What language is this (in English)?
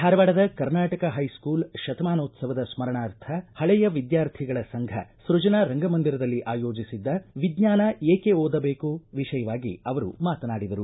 Kannada